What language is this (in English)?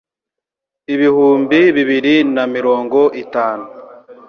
Kinyarwanda